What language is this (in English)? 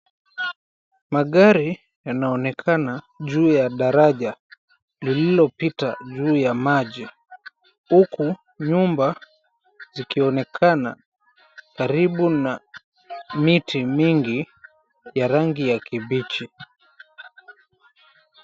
Swahili